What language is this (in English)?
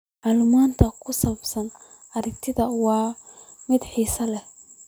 Somali